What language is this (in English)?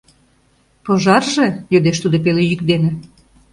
Mari